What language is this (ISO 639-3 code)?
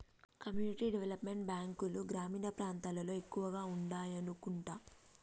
tel